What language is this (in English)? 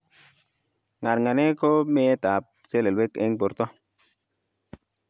Kalenjin